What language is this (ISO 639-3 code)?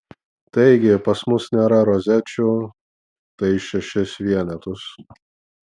lit